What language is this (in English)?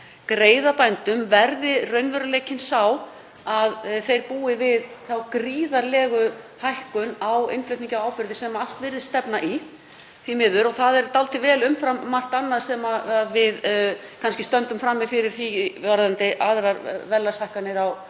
Icelandic